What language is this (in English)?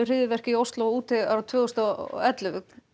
Icelandic